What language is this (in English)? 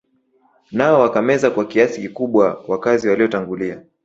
Swahili